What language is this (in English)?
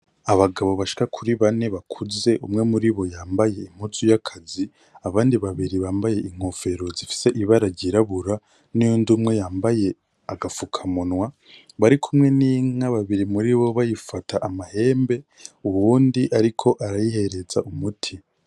Rundi